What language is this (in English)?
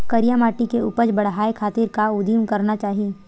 Chhattisgarhi